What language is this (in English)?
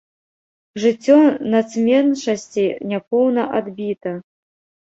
Belarusian